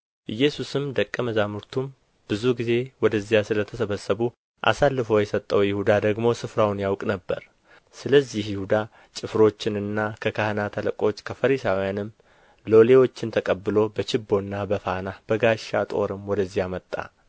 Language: Amharic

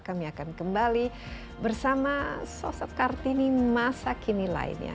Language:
Indonesian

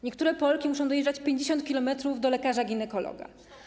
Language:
Polish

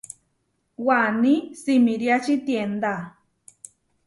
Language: Huarijio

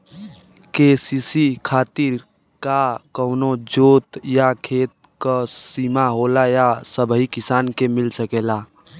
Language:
Bhojpuri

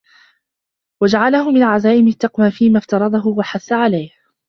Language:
Arabic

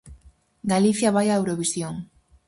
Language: Galician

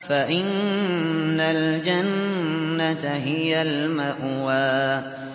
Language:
Arabic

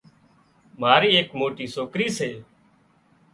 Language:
Wadiyara Koli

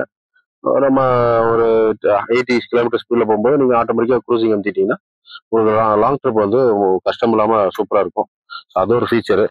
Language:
Tamil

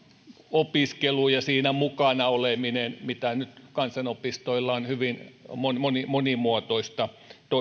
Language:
Finnish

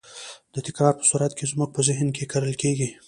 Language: Pashto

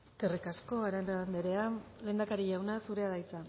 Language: Basque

